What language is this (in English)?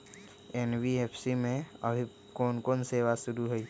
Magahi